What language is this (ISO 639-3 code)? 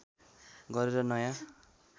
nep